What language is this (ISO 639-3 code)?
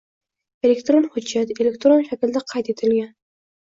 uzb